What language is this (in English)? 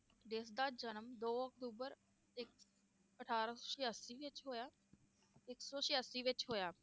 Punjabi